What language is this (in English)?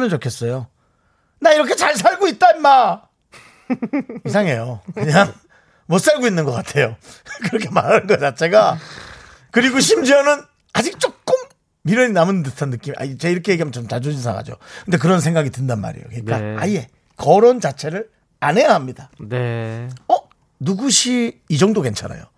Korean